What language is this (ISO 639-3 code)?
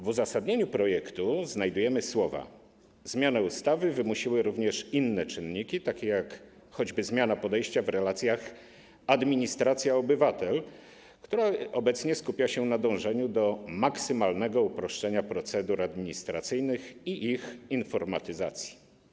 pol